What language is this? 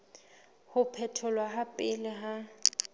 Southern Sotho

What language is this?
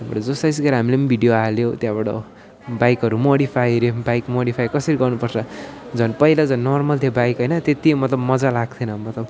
Nepali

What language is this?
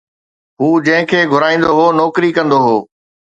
Sindhi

